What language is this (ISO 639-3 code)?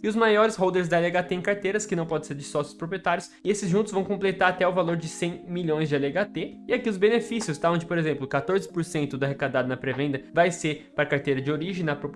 por